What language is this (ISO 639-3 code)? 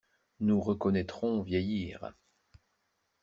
fra